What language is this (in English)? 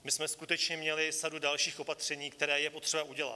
Czech